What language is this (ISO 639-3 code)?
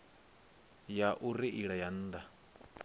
ven